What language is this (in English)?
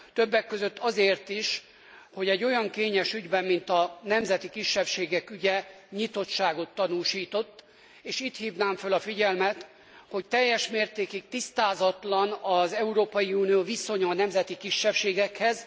Hungarian